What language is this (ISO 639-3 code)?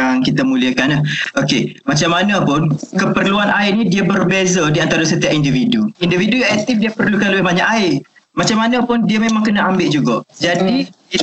msa